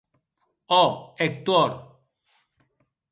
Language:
Occitan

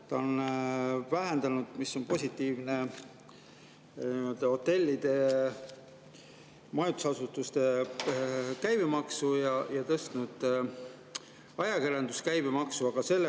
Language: Estonian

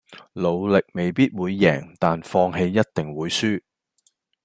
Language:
Cantonese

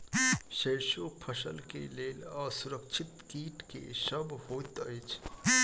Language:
Maithili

